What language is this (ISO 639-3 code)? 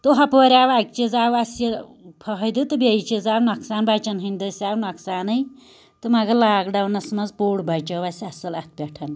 kas